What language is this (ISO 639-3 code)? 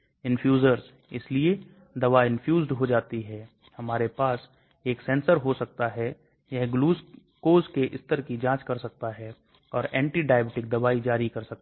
hin